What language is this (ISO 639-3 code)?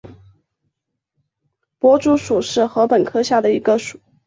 zho